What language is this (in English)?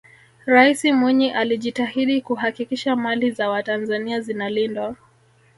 Swahili